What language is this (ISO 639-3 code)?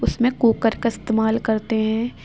urd